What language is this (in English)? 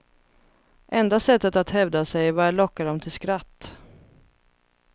Swedish